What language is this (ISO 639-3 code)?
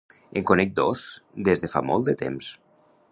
cat